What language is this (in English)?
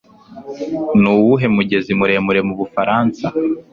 Kinyarwanda